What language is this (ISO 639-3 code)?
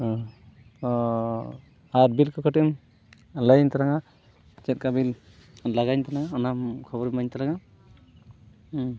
sat